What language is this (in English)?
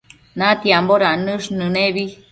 Matsés